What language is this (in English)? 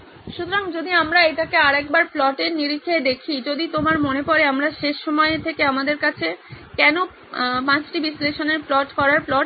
Bangla